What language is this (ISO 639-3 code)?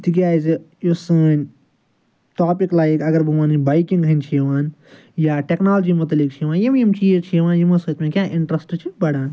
kas